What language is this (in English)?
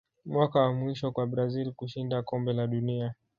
Swahili